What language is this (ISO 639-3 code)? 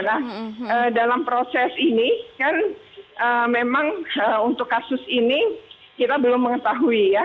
ind